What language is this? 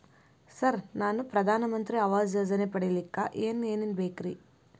Kannada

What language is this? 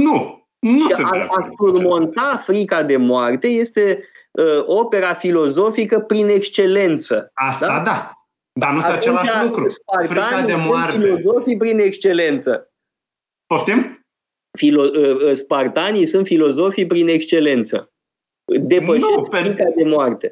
Romanian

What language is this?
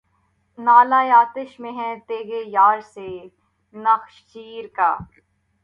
Urdu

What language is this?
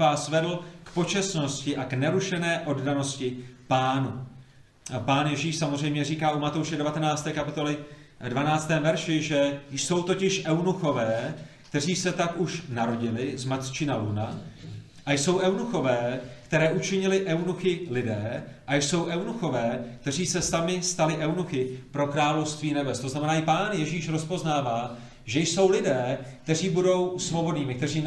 Czech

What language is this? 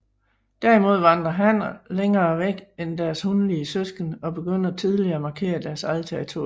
Danish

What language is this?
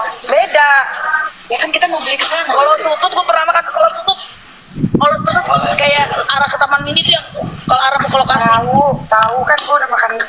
Indonesian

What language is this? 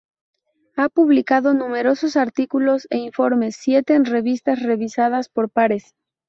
Spanish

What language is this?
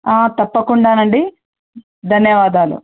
Telugu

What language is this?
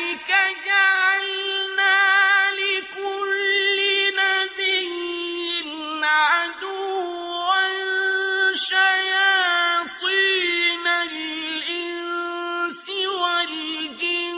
Arabic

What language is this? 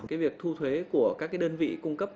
Vietnamese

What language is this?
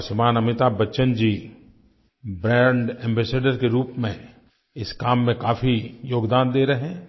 Hindi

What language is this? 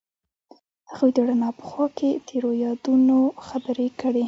Pashto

